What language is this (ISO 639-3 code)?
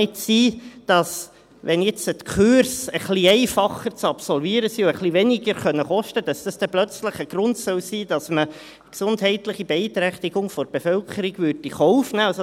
gsw